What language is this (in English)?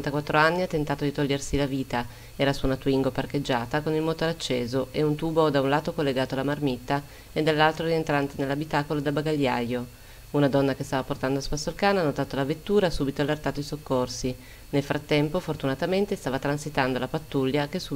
Italian